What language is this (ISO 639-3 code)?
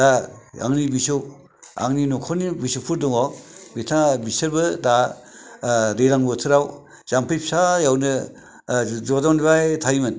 brx